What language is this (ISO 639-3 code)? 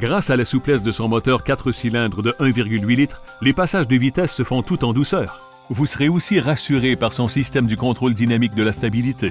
fra